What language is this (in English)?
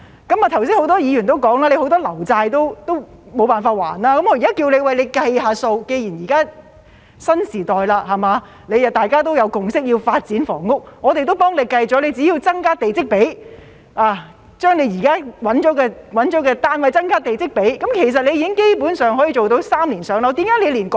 Cantonese